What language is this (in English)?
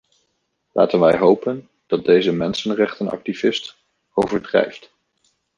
Dutch